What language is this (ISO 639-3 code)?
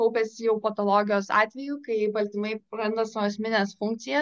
lit